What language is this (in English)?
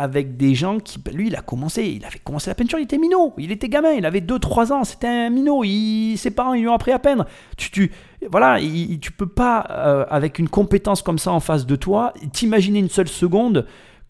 French